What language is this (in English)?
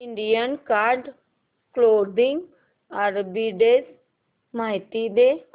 Marathi